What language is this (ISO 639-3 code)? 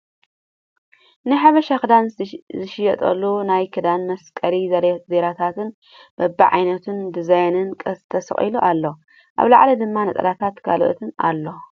tir